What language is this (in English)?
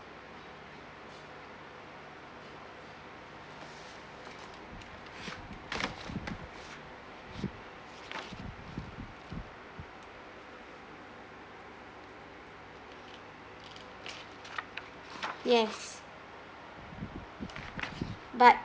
English